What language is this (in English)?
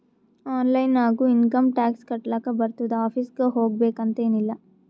Kannada